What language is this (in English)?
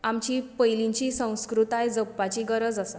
Konkani